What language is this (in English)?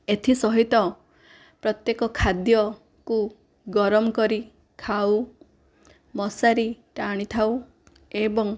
Odia